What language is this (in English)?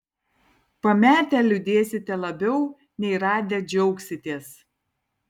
Lithuanian